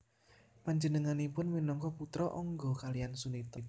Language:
Javanese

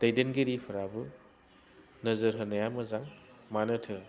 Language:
Bodo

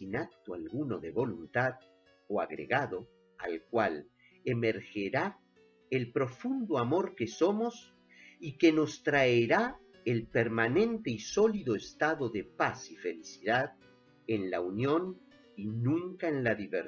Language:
Spanish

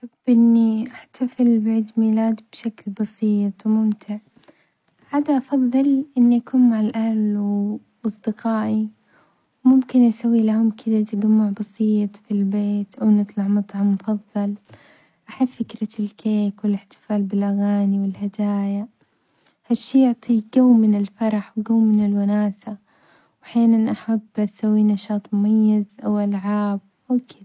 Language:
Omani Arabic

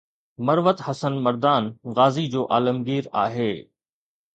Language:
Sindhi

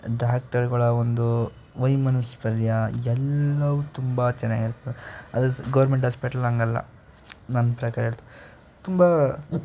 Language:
Kannada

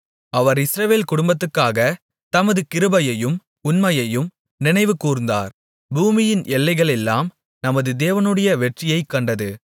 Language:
Tamil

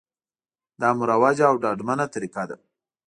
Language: Pashto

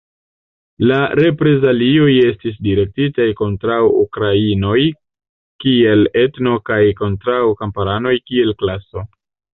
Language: Esperanto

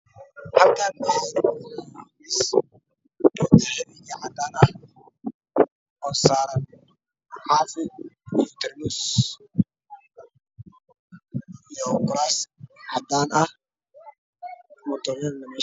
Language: Somali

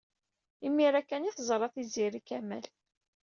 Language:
Kabyle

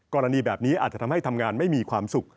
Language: Thai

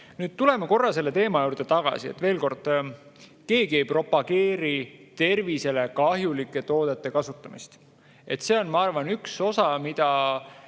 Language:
Estonian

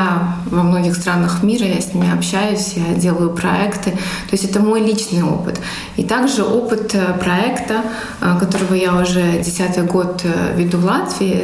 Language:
Russian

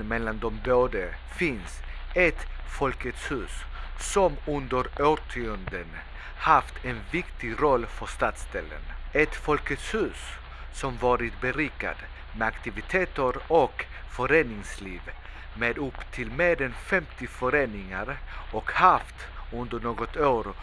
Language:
Swedish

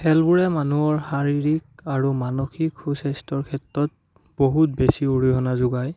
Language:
Assamese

